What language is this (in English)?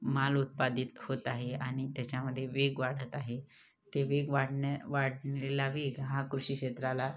Marathi